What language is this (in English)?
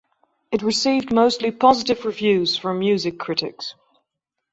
English